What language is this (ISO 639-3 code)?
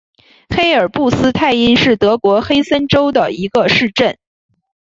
zho